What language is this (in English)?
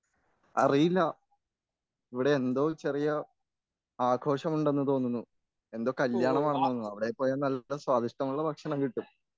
Malayalam